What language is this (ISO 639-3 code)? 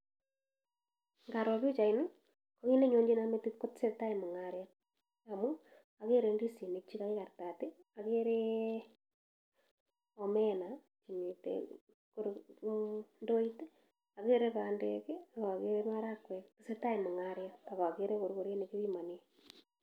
kln